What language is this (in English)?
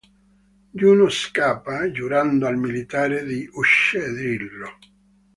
Italian